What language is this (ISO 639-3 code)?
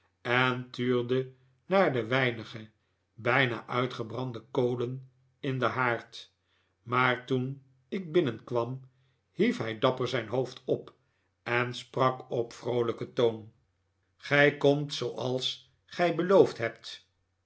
nld